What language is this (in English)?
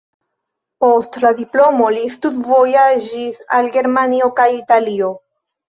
Esperanto